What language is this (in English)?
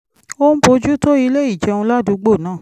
Yoruba